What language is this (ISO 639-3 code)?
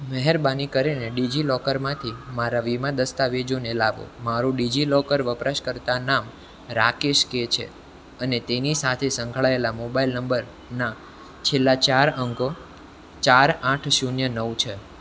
guj